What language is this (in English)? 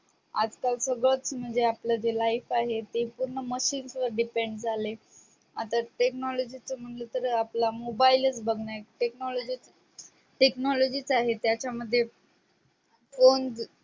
Marathi